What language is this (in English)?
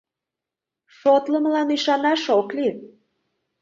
Mari